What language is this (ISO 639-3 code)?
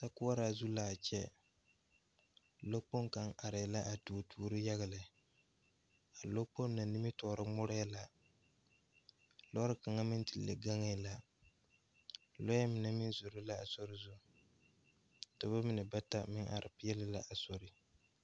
dga